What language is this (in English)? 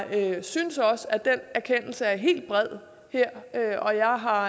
Danish